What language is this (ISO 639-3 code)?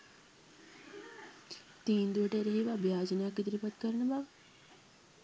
sin